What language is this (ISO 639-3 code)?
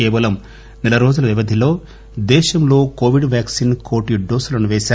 tel